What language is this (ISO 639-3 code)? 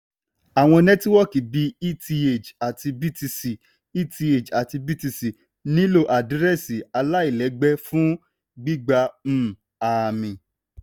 yor